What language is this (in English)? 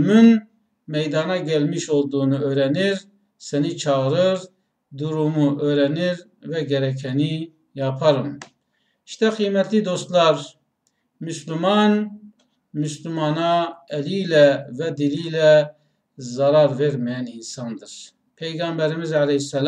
Turkish